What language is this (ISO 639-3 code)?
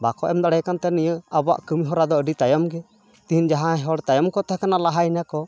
sat